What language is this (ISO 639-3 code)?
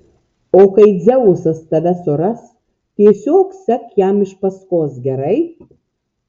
lit